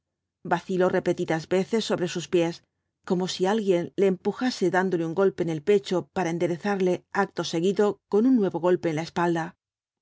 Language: Spanish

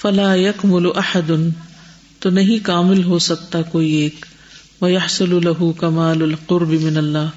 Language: Urdu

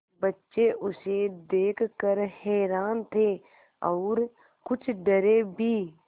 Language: Hindi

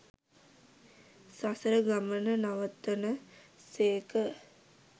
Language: Sinhala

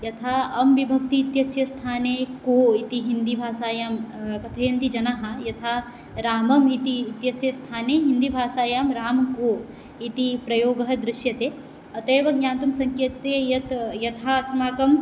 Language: Sanskrit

